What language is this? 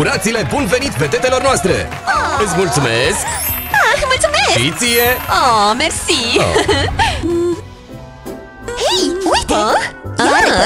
Romanian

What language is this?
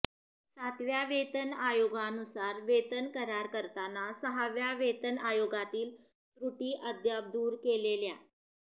Marathi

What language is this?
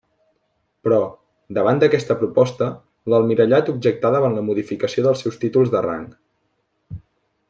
Catalan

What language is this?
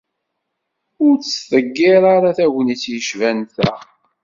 Kabyle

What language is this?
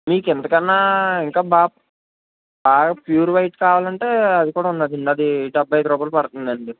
Telugu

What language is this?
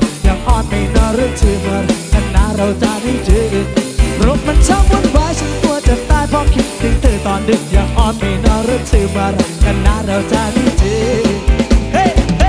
Thai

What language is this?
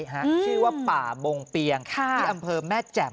Thai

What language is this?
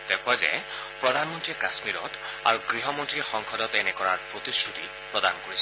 Assamese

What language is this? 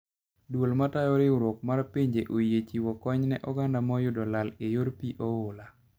Luo (Kenya and Tanzania)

